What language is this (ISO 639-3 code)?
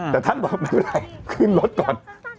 tha